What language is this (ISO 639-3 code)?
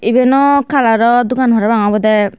ccp